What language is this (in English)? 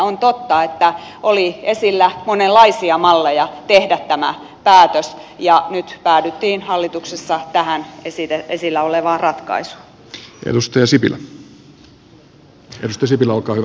Finnish